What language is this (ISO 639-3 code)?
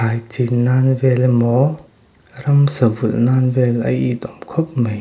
lus